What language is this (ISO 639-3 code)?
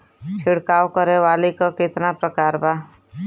bho